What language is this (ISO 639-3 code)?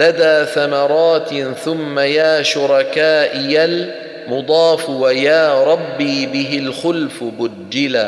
ara